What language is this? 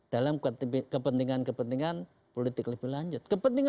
Indonesian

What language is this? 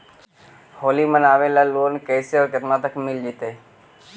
Magahi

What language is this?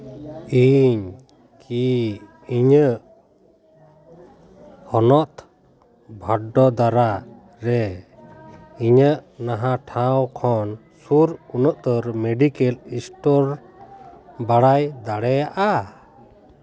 Santali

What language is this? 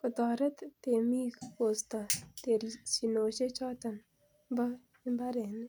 Kalenjin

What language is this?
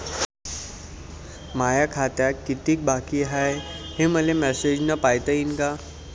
Marathi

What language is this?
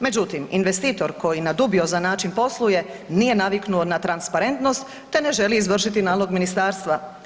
Croatian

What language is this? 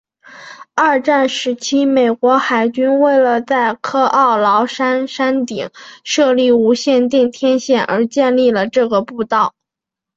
Chinese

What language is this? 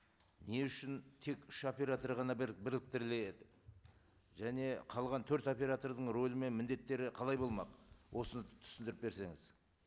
Kazakh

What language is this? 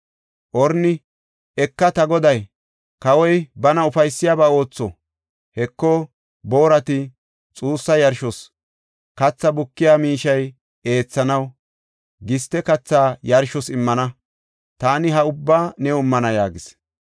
Gofa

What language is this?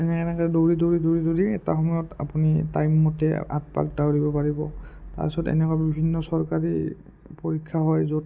Assamese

